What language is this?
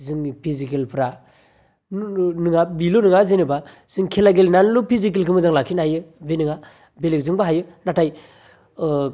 Bodo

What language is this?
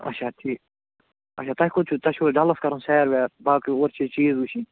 Kashmiri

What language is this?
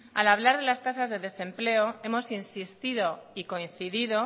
Spanish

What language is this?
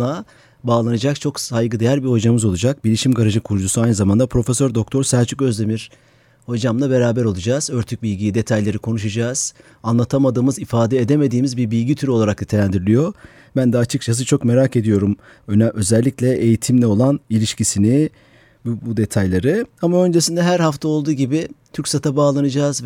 Turkish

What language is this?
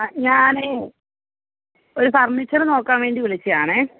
Malayalam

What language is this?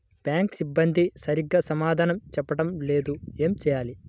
Telugu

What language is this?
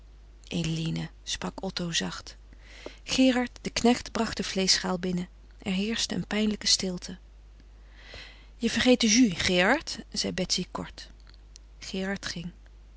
Dutch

